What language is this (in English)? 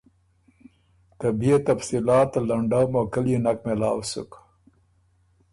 Ormuri